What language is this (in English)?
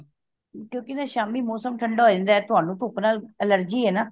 Punjabi